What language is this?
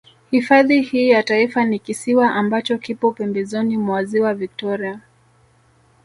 Swahili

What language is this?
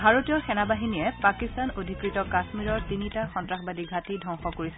Assamese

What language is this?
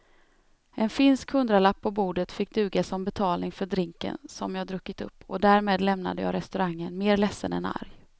Swedish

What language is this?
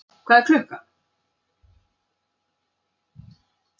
Icelandic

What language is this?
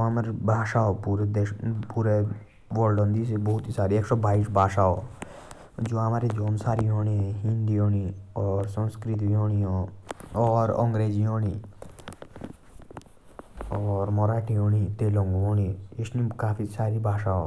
Jaunsari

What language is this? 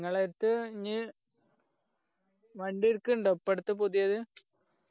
Malayalam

